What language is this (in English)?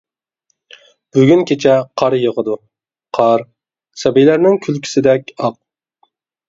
Uyghur